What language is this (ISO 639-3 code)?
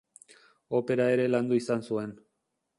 eus